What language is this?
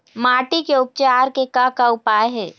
Chhattisgarhi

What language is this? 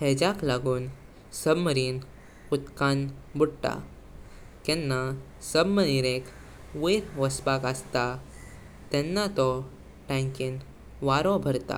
Konkani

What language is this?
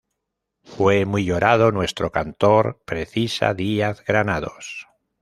Spanish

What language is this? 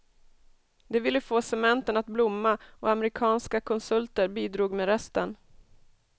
Swedish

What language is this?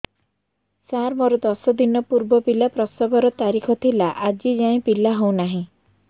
Odia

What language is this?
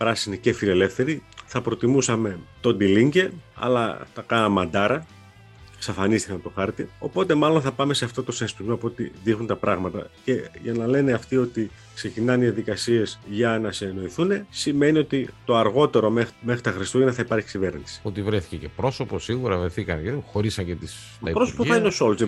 Greek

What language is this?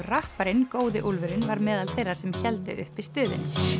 Icelandic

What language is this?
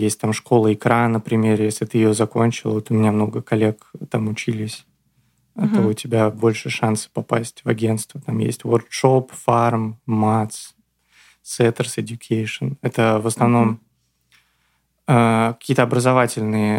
Russian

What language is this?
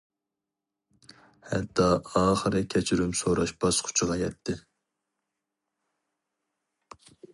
Uyghur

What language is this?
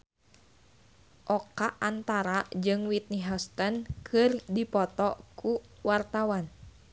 Sundanese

